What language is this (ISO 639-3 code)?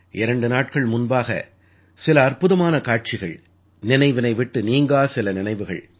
tam